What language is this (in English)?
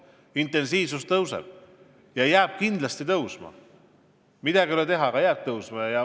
Estonian